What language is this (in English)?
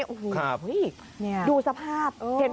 Thai